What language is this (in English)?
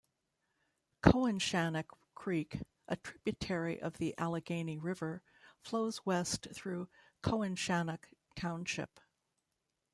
English